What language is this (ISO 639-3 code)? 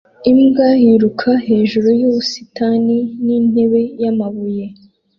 kin